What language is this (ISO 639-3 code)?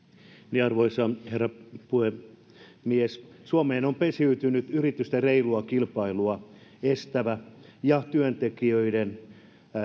fin